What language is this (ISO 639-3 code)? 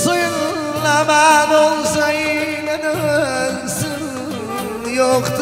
ara